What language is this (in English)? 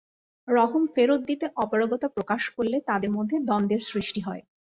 Bangla